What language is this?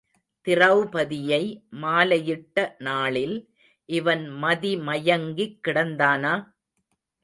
Tamil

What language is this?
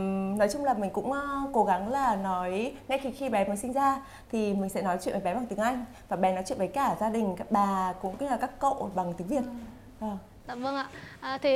Vietnamese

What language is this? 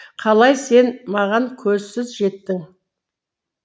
Kazakh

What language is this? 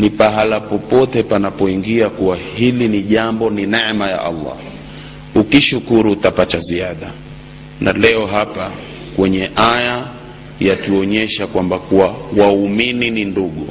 Swahili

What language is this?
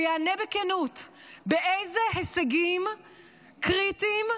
Hebrew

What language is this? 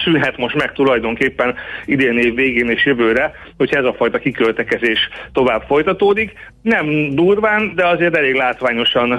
Hungarian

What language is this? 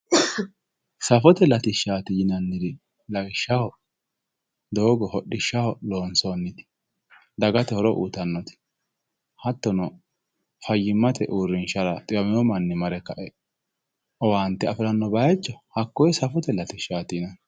Sidamo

